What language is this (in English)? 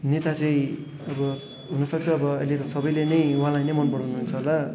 Nepali